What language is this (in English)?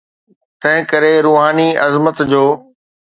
Sindhi